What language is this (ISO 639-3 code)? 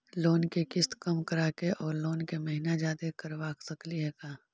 mag